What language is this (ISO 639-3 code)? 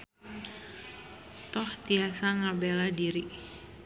sun